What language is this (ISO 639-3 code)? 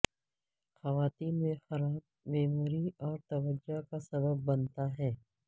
urd